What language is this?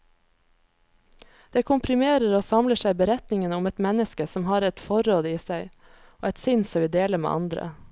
Norwegian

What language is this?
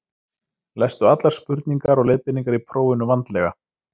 Icelandic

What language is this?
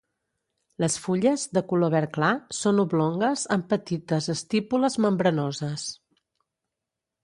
Catalan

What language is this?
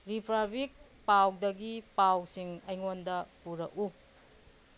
Manipuri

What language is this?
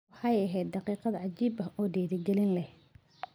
Somali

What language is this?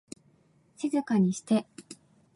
Japanese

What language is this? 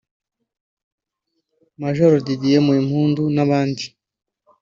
Kinyarwanda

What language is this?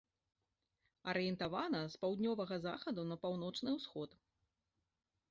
Belarusian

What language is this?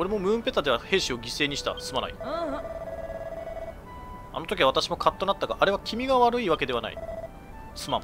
Japanese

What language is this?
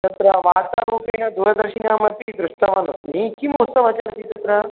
Sanskrit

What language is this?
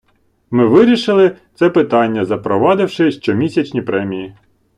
Ukrainian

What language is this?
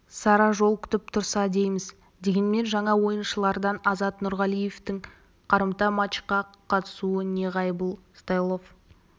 Kazakh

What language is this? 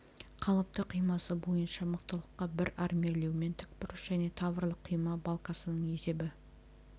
Kazakh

